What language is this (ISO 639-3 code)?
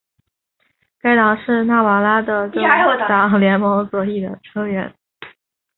zho